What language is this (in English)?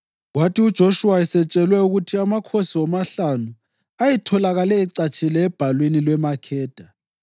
North Ndebele